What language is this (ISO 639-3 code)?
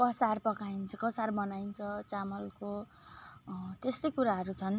nep